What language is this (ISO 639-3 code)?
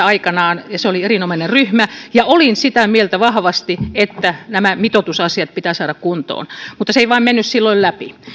fin